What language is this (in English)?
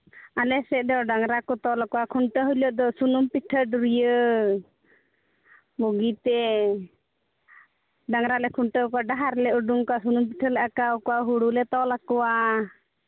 Santali